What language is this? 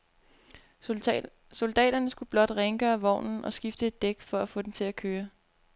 Danish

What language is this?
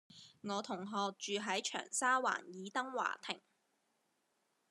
Cantonese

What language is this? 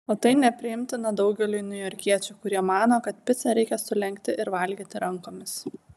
Lithuanian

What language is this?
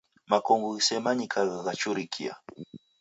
Taita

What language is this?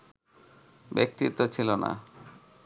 Bangla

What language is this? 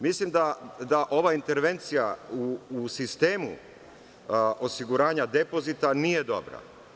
Serbian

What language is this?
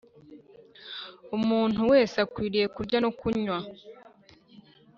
Kinyarwanda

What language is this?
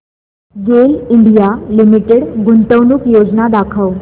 Marathi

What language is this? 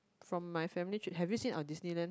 English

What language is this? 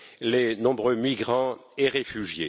French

